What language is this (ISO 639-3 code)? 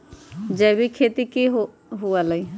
mag